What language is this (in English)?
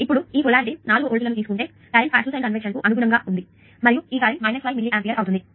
Telugu